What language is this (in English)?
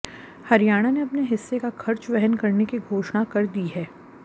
Hindi